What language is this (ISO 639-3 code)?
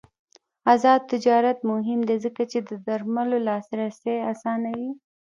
pus